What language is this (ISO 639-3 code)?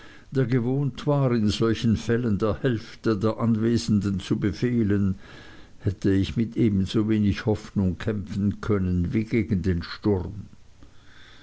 deu